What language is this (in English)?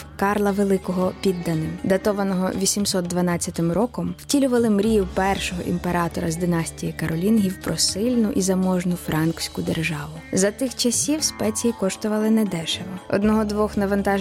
Ukrainian